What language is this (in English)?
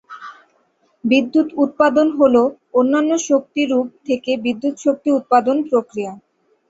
Bangla